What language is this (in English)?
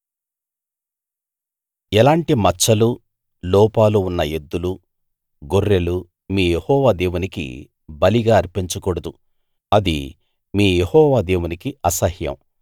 Telugu